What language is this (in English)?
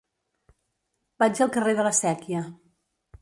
Catalan